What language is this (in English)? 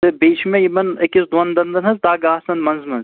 Kashmiri